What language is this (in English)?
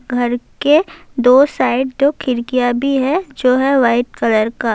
Urdu